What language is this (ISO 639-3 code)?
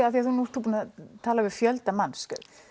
isl